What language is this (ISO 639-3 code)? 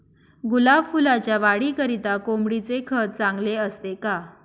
mar